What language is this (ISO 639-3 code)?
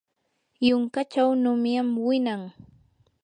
qur